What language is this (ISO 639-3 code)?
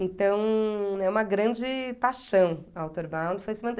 por